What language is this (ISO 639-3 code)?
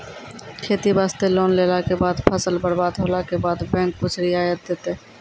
mai